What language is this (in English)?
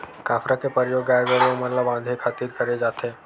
Chhattisgarhi